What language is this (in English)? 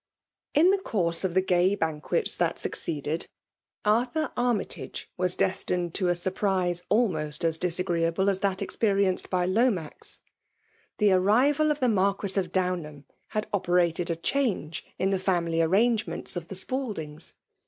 English